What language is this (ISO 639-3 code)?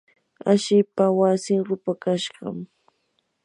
qur